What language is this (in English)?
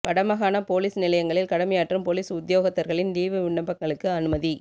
Tamil